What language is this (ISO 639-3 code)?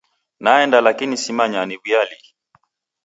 dav